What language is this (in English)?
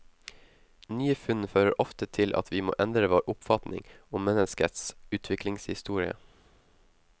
Norwegian